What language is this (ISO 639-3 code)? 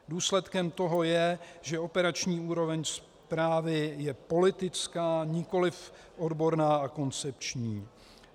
ces